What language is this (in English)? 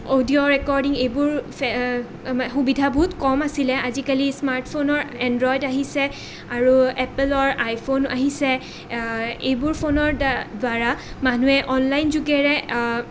Assamese